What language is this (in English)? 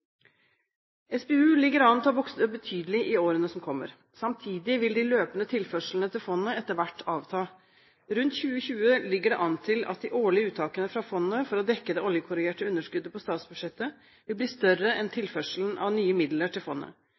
Norwegian Bokmål